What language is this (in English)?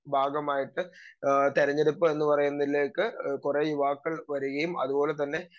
Malayalam